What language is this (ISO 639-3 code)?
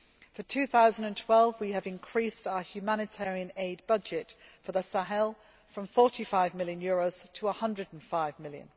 eng